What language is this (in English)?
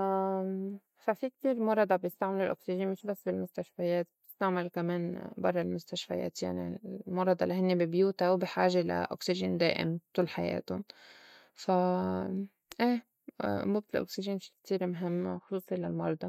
North Levantine Arabic